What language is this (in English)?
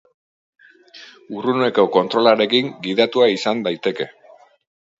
Basque